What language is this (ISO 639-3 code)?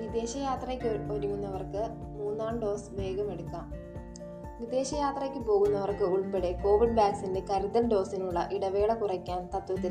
mal